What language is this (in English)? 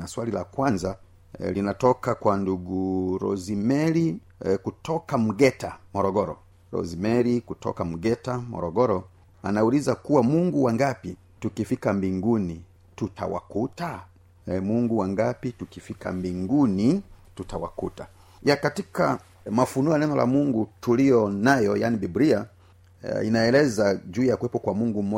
Swahili